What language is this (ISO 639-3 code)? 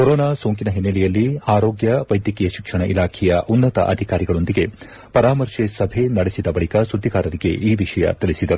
kan